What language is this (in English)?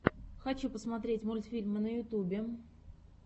Russian